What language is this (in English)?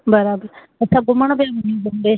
Sindhi